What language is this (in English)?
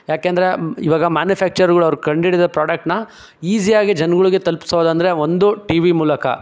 Kannada